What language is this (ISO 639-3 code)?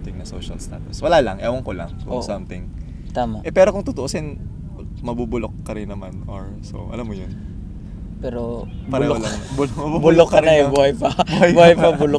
fil